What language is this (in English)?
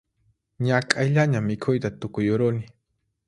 Puno Quechua